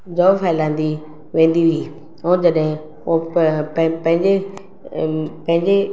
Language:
Sindhi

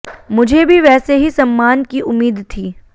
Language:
Hindi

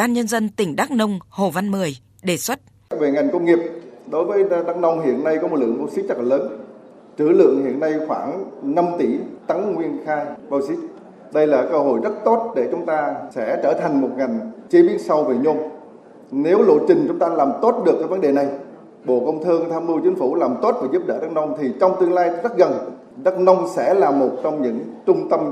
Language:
Vietnamese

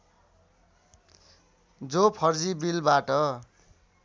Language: Nepali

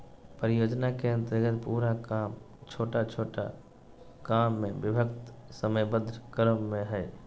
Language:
Magahi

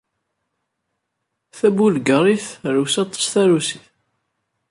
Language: Kabyle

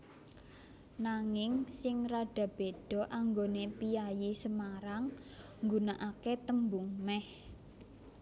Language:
Javanese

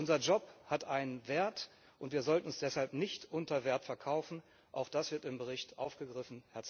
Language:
German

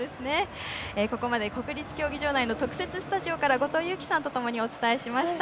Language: Japanese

